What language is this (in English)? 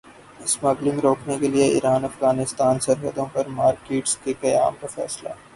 Urdu